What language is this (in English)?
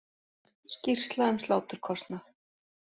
Icelandic